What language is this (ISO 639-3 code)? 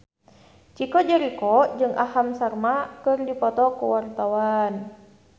sun